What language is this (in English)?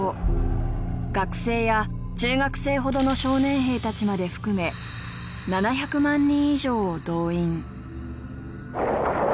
Japanese